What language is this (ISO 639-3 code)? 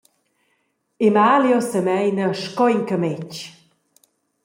roh